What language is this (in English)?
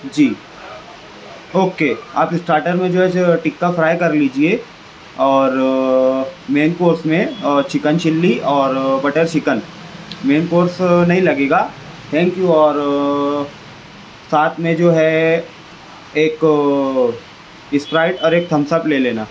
Urdu